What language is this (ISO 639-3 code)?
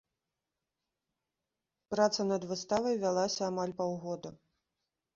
bel